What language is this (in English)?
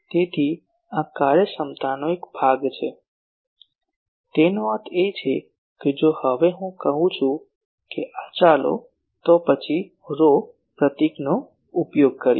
Gujarati